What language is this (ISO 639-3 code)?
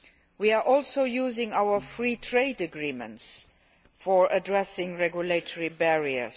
eng